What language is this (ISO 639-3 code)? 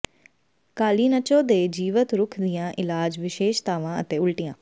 pan